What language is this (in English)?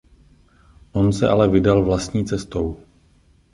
Czech